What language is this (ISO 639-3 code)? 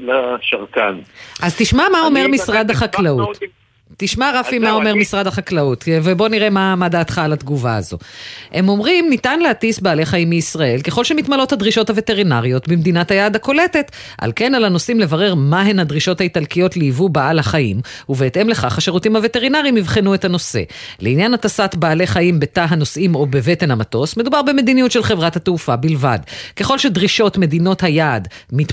heb